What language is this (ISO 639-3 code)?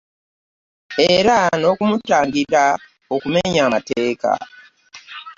lug